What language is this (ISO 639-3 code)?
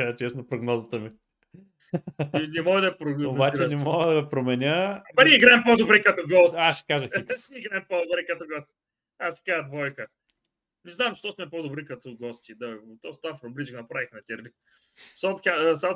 bul